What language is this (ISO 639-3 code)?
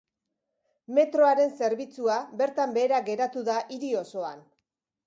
eus